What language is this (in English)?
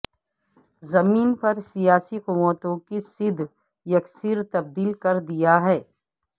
Urdu